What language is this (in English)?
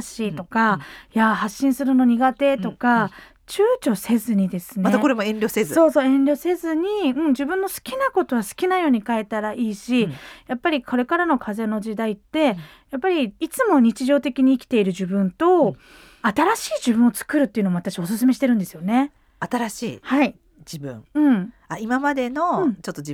Japanese